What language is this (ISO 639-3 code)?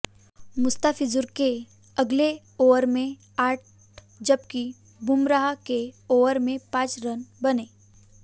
hin